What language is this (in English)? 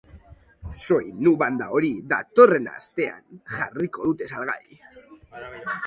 Basque